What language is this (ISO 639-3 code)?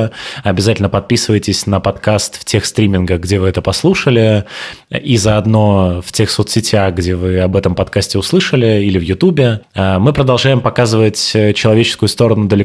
rus